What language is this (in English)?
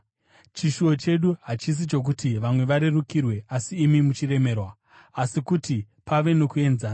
Shona